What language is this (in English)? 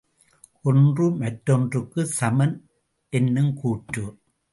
Tamil